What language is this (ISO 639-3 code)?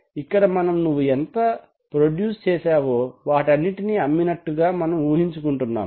tel